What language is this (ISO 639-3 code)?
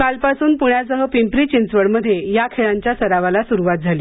mar